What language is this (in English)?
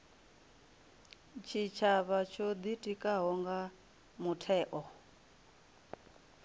Venda